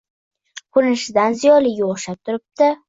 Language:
Uzbek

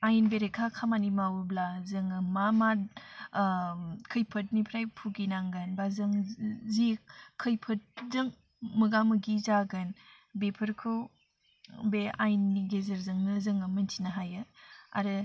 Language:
Bodo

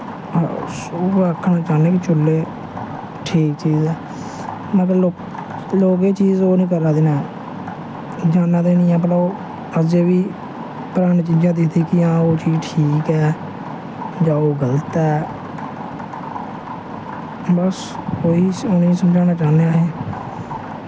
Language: Dogri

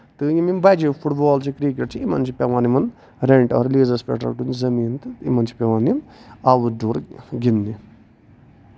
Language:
Kashmiri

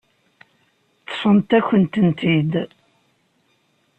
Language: Kabyle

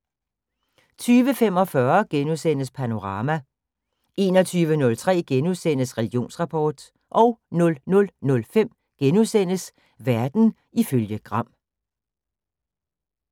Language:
Danish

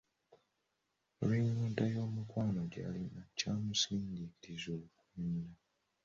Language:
Ganda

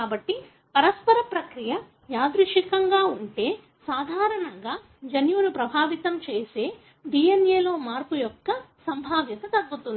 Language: Telugu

